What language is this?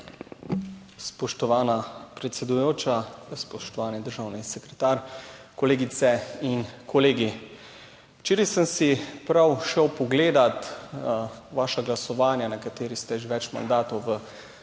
Slovenian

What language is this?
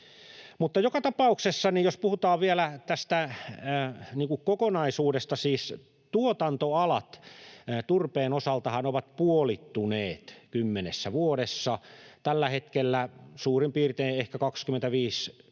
Finnish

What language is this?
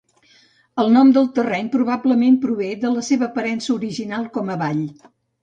Catalan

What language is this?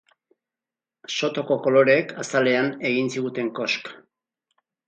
Basque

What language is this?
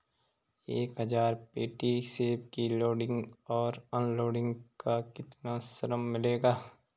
Hindi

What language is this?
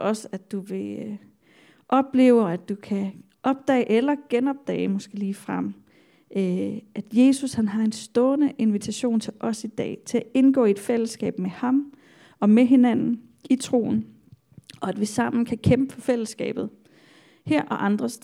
Danish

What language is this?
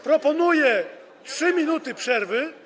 Polish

